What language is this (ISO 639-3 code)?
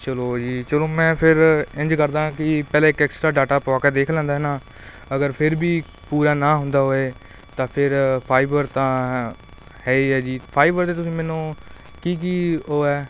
pan